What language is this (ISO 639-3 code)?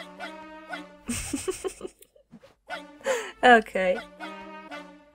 pol